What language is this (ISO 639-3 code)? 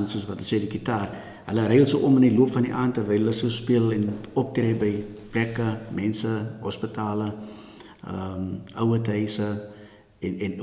nld